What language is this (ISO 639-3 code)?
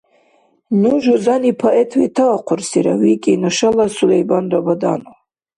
dar